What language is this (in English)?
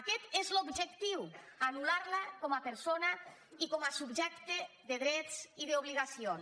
Catalan